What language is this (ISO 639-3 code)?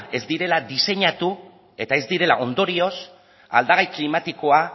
eus